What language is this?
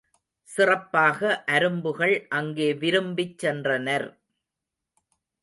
Tamil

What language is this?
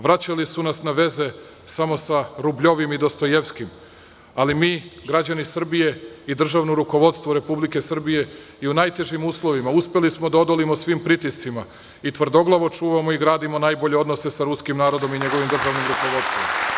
Serbian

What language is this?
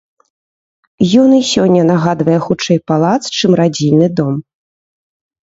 Belarusian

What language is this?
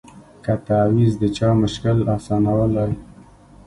Pashto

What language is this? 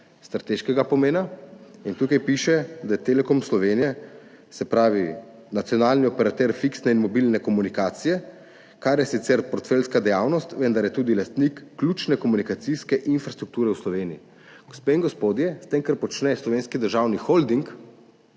Slovenian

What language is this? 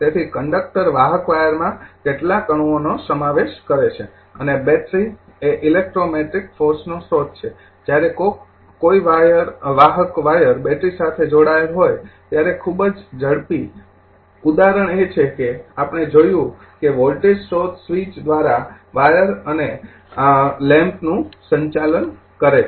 Gujarati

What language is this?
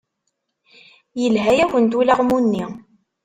Kabyle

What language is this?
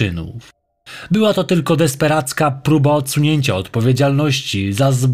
Polish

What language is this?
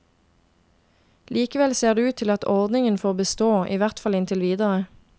Norwegian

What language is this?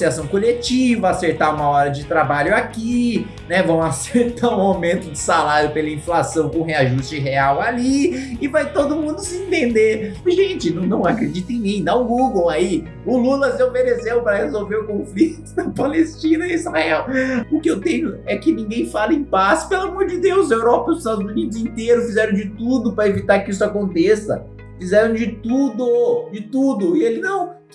Portuguese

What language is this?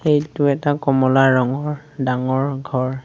Assamese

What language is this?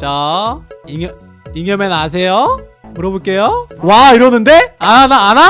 Korean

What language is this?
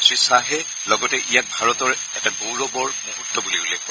Assamese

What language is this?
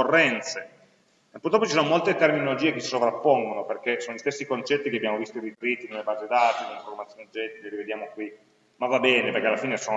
Italian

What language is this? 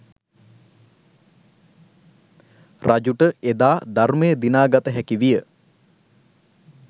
Sinhala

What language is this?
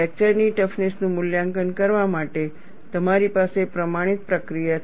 Gujarati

